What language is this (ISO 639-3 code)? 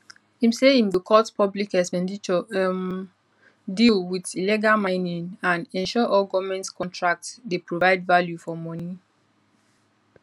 pcm